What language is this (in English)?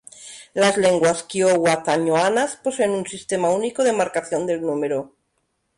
Spanish